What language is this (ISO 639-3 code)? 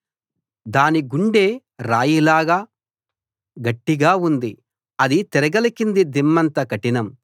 tel